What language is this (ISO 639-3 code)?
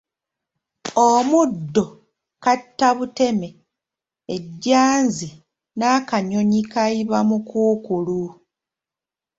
lug